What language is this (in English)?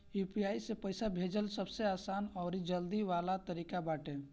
Bhojpuri